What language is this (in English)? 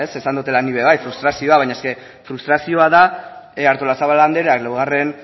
Basque